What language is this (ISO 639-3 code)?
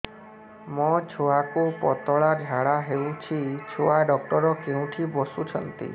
ori